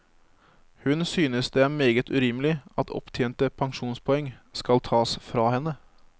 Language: Norwegian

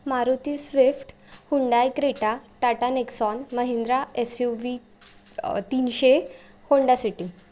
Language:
Marathi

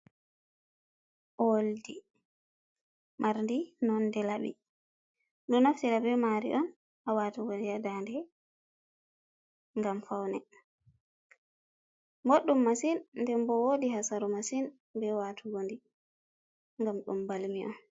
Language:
Fula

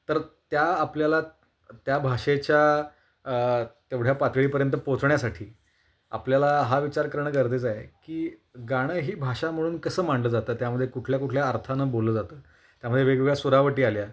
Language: Marathi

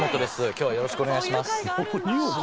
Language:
Japanese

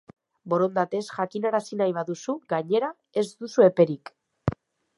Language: Basque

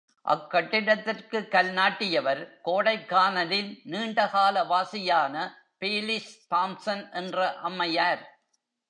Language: Tamil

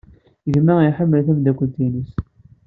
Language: Kabyle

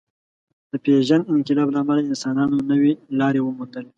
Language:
Pashto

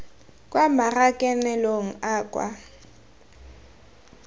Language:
Tswana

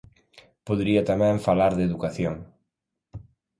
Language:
Galician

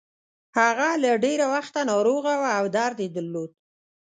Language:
Pashto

